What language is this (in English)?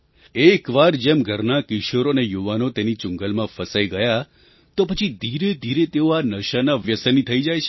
Gujarati